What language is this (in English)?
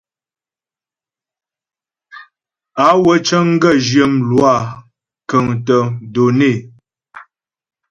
Ghomala